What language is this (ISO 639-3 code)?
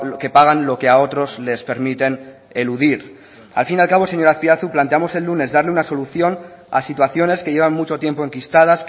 spa